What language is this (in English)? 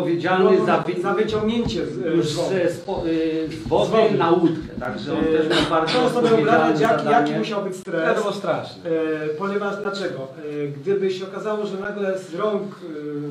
Polish